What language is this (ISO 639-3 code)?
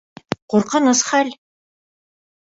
bak